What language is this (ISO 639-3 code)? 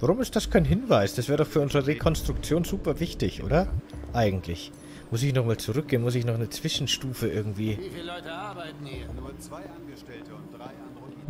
deu